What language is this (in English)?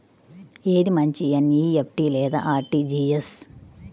Telugu